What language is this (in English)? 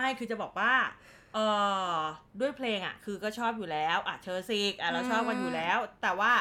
Thai